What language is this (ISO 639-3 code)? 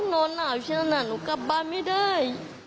tha